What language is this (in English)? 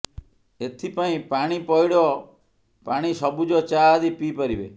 Odia